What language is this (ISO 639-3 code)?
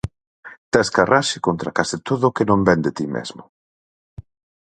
glg